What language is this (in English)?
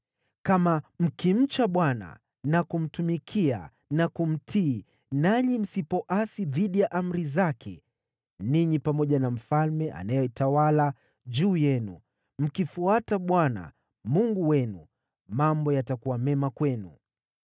Swahili